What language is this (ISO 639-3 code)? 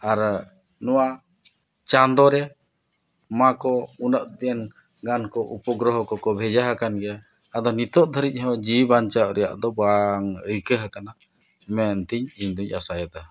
sat